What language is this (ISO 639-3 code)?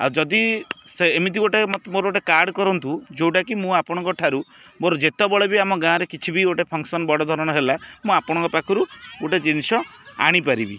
ori